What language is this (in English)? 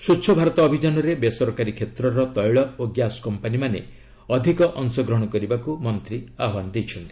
Odia